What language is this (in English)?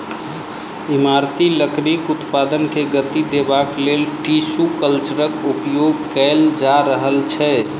Maithili